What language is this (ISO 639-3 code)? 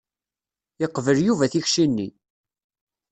kab